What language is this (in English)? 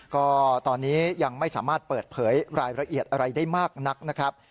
Thai